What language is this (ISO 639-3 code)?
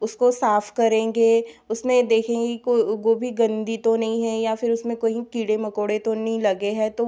hin